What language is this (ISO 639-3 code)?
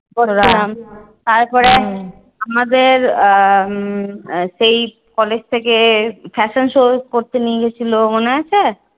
ben